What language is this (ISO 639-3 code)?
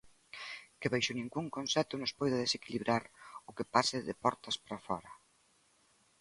glg